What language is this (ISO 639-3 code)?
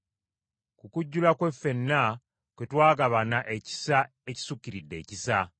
lug